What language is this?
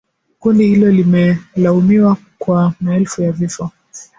Swahili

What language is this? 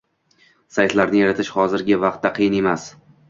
Uzbek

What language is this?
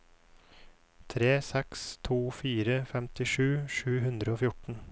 Norwegian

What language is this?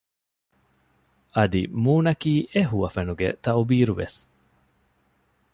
Divehi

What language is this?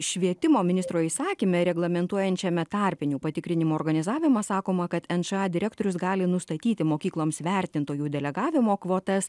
Lithuanian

